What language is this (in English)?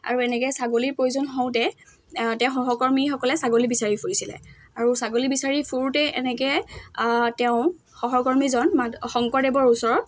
Assamese